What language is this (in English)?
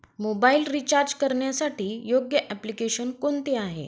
Marathi